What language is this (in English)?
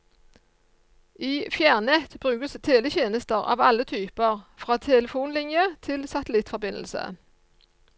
Norwegian